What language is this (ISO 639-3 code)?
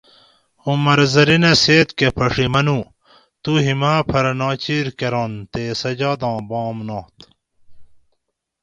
gwc